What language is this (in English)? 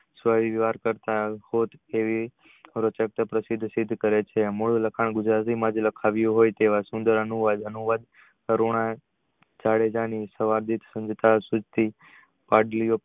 Gujarati